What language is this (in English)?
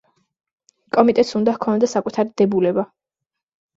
Georgian